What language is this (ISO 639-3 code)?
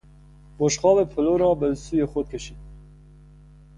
fas